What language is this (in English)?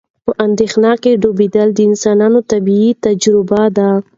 Pashto